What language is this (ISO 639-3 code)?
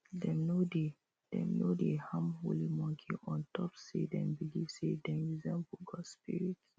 pcm